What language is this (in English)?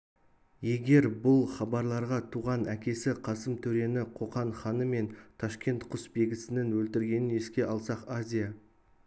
Kazakh